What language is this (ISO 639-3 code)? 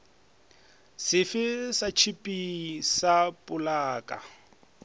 nso